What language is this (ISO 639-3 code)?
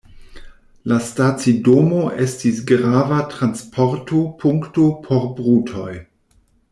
epo